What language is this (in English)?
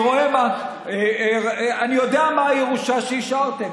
Hebrew